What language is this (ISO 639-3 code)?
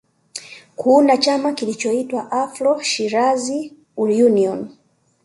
swa